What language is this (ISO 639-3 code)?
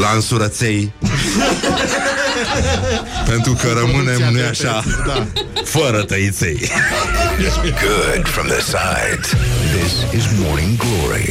ron